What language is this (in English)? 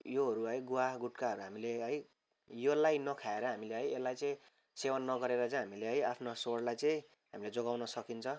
Nepali